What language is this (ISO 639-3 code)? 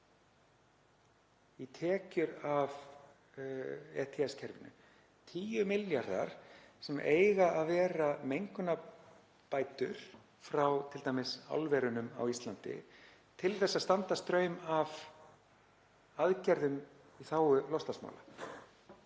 isl